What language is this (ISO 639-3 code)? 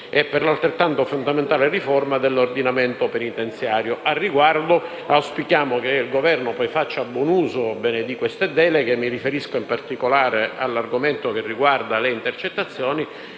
ita